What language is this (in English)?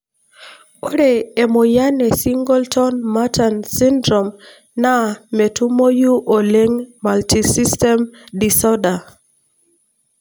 Masai